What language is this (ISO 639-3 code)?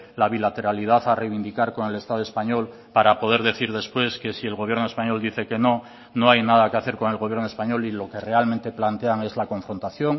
spa